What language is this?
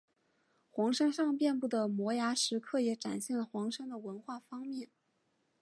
Chinese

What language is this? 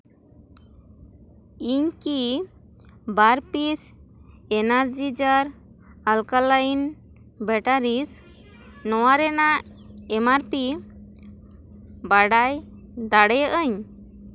Santali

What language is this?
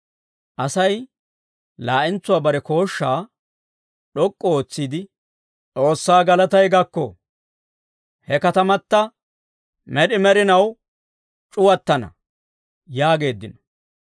Dawro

